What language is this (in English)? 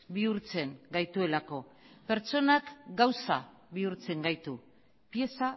Basque